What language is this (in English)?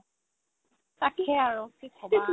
Assamese